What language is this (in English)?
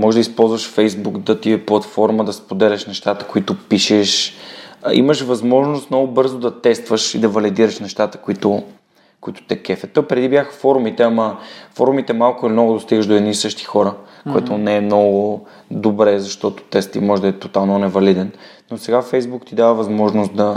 Bulgarian